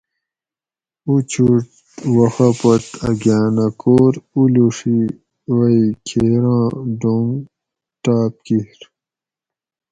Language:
Gawri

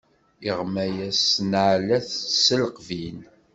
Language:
Kabyle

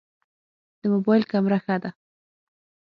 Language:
Pashto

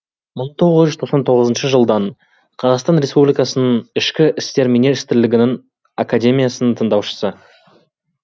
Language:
Kazakh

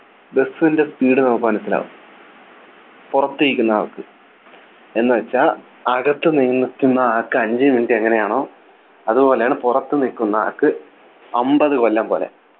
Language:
Malayalam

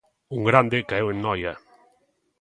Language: Galician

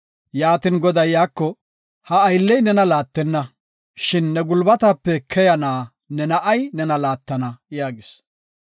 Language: Gofa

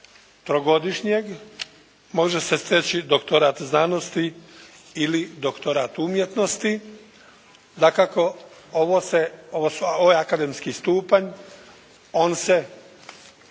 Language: Croatian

